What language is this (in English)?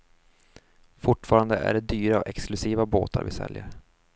Swedish